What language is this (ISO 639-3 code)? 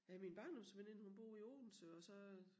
dan